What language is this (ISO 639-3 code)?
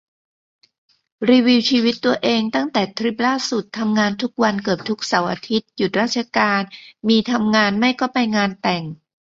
tha